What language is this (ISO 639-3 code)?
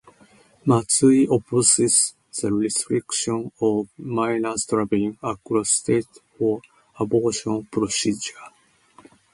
eng